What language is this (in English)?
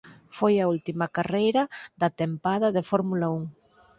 Galician